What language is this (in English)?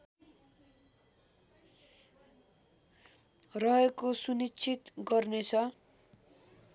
Nepali